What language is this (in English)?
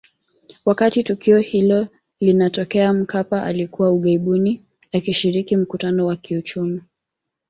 Swahili